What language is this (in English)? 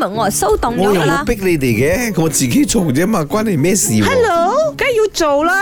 Chinese